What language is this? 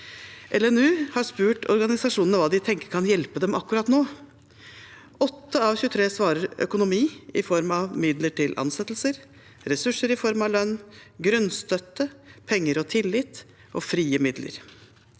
Norwegian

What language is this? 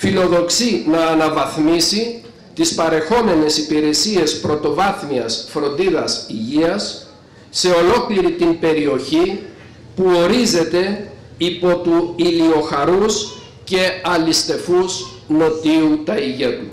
Greek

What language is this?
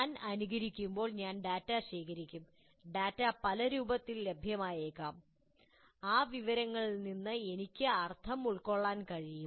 Malayalam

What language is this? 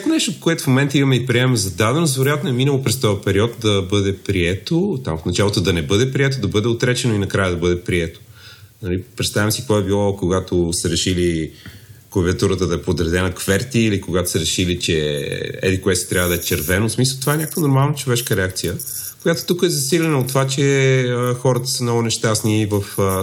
Bulgarian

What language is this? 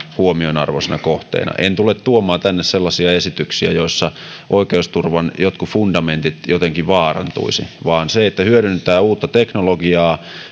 Finnish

